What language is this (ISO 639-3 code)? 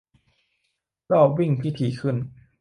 tha